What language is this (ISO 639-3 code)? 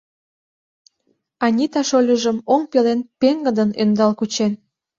chm